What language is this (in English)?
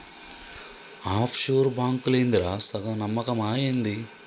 Telugu